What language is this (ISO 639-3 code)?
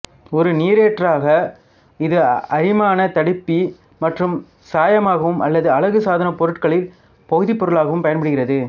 tam